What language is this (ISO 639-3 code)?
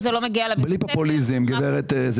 heb